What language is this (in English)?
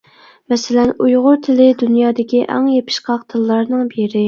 Uyghur